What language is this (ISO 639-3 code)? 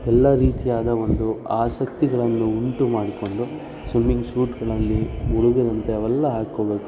kan